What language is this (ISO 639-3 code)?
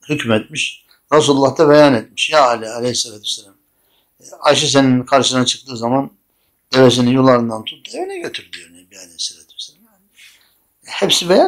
tur